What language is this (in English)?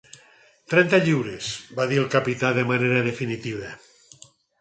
Catalan